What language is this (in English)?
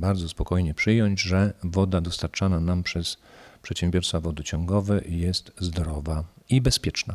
Polish